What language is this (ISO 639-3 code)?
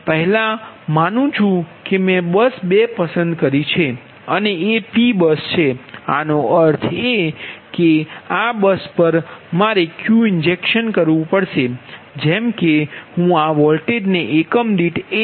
guj